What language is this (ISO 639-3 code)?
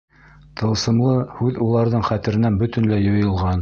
bak